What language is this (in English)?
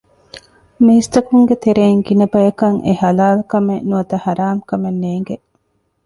Divehi